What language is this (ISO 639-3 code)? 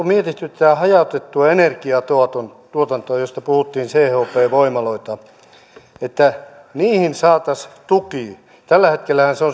fin